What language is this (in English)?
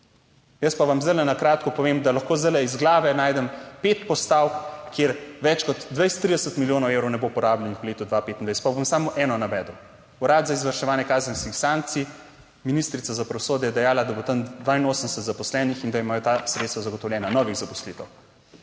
Slovenian